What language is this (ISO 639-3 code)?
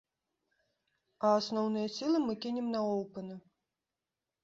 bel